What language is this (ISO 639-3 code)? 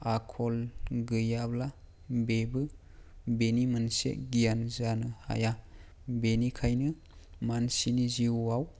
brx